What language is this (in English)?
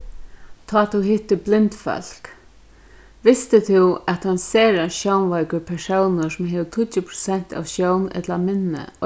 Faroese